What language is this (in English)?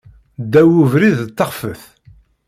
Kabyle